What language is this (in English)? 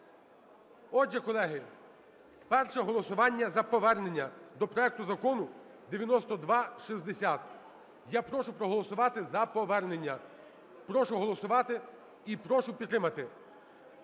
Ukrainian